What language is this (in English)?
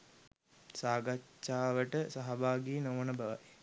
Sinhala